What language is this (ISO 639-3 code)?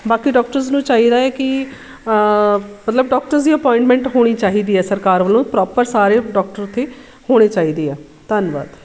pan